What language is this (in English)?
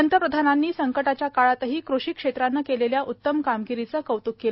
Marathi